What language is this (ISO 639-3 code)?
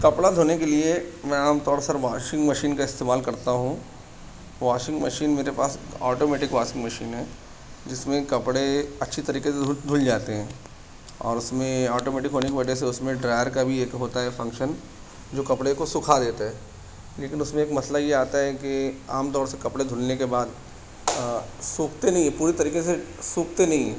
urd